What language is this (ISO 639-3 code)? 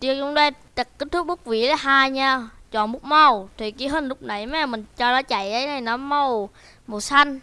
vie